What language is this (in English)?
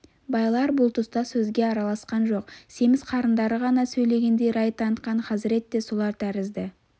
Kazakh